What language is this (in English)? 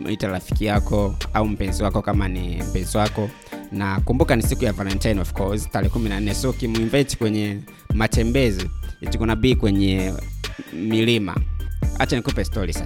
Swahili